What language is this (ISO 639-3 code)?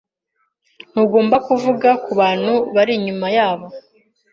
kin